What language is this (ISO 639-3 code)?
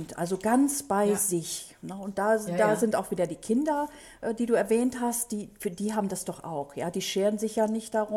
deu